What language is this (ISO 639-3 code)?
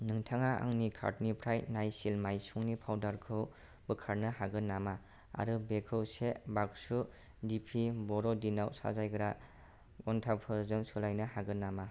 brx